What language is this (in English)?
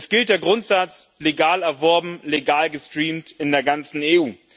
German